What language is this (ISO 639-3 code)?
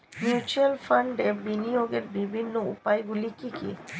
ben